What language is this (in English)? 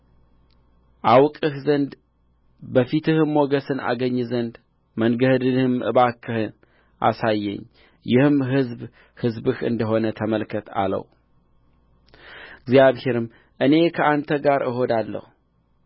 Amharic